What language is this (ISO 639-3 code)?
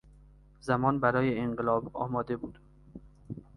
fas